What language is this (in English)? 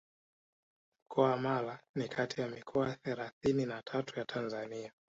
Swahili